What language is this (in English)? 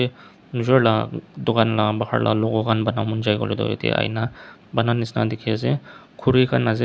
Naga Pidgin